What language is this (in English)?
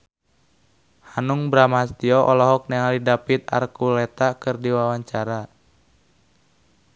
Sundanese